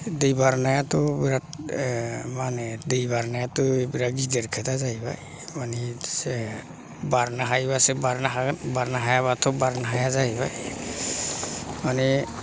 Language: Bodo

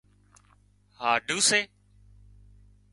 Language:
Wadiyara Koli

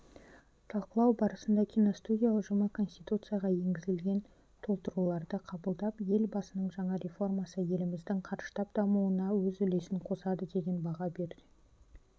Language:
Kazakh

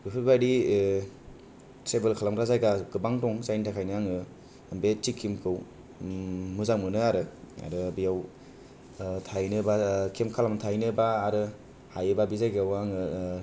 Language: Bodo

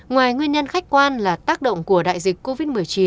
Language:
Vietnamese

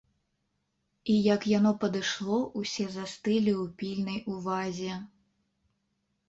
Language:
Belarusian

